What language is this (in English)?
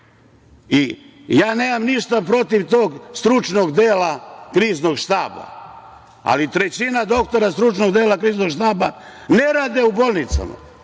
Serbian